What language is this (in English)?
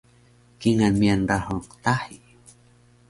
Taroko